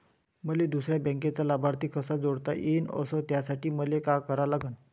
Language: Marathi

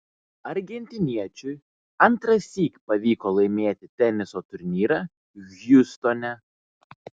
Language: Lithuanian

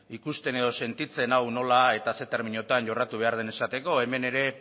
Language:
Basque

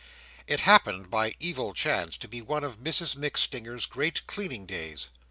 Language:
English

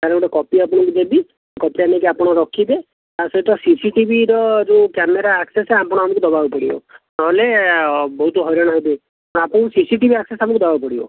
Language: Odia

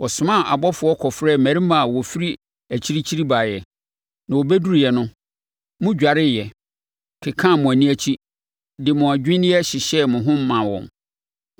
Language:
Akan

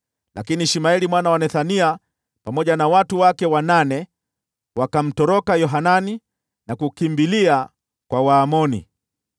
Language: Swahili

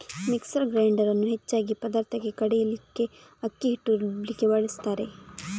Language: Kannada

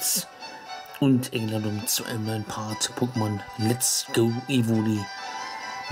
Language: German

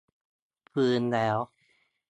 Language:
Thai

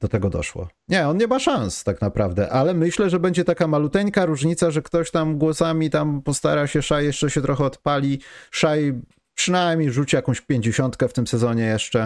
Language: Polish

